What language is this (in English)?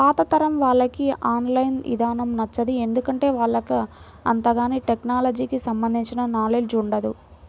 Telugu